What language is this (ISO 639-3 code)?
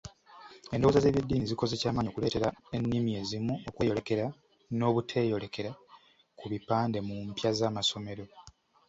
lug